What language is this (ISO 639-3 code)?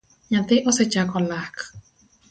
luo